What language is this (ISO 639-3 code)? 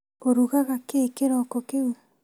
kik